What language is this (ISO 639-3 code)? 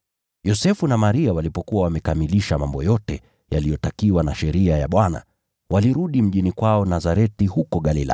swa